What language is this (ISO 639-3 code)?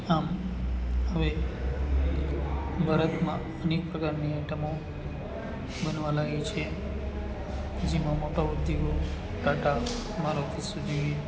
guj